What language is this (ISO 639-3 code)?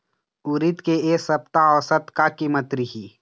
hne